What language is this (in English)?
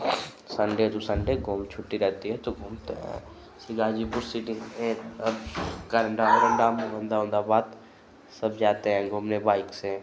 Hindi